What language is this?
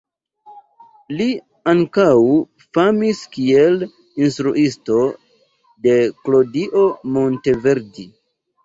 Esperanto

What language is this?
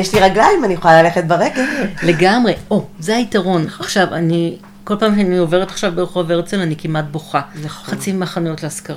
Hebrew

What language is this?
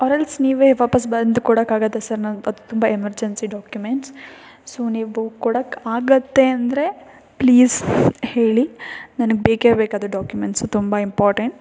Kannada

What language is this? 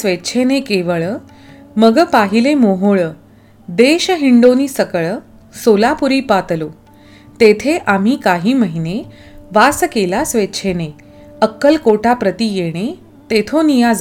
Marathi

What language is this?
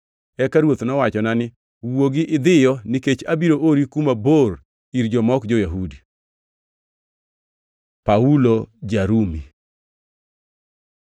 Luo (Kenya and Tanzania)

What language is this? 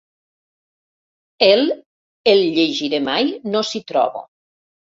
Catalan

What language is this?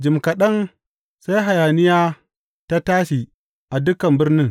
Hausa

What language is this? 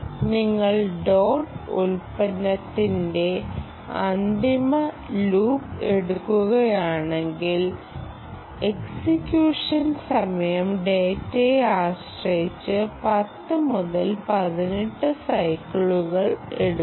Malayalam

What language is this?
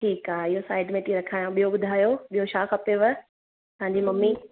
Sindhi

